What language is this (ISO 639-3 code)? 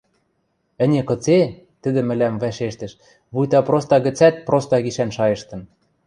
mrj